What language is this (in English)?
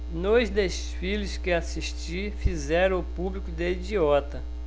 Portuguese